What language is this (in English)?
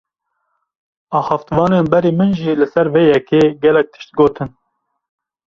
Kurdish